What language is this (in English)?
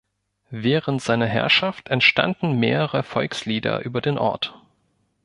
German